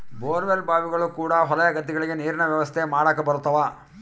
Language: Kannada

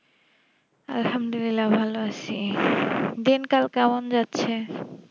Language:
Bangla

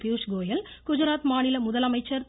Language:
Tamil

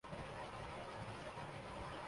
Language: Urdu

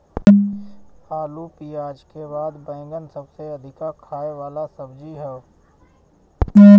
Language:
Bhojpuri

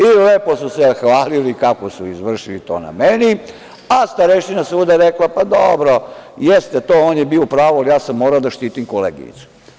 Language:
Serbian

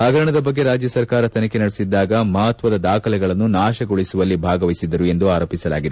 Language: Kannada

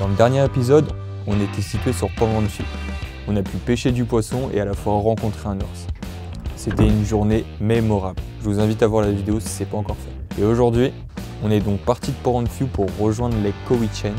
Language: French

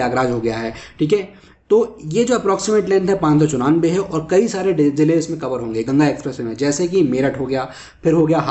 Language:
Hindi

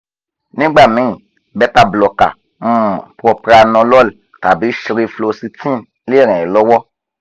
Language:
Yoruba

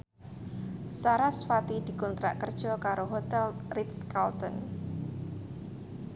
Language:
Javanese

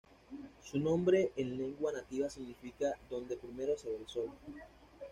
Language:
Spanish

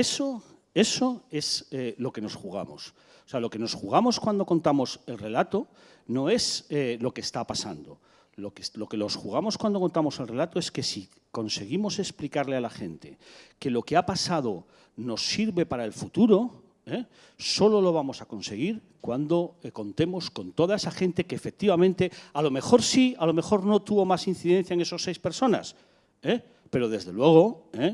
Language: Spanish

